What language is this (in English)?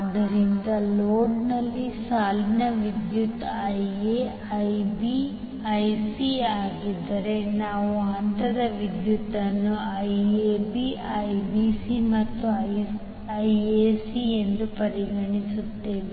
Kannada